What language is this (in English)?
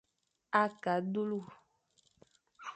Fang